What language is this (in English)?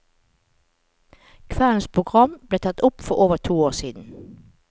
Norwegian